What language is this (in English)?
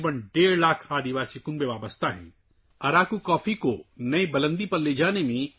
Urdu